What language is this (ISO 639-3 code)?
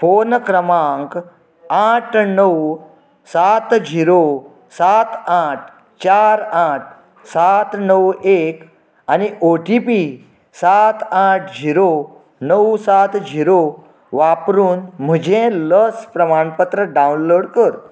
kok